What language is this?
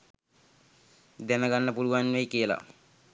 Sinhala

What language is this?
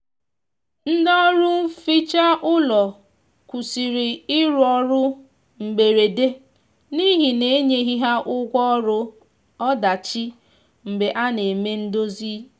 Igbo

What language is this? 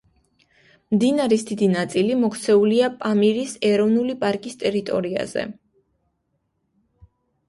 Georgian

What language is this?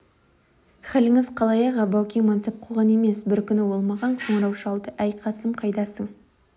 Kazakh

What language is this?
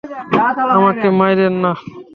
Bangla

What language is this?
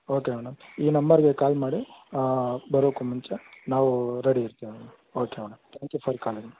Kannada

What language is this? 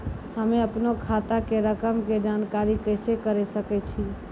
Maithili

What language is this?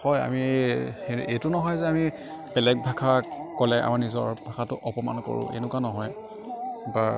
Assamese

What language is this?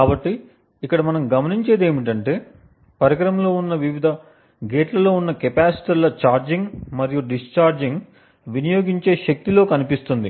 Telugu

